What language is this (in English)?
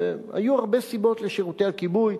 Hebrew